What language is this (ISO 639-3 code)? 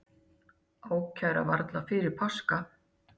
isl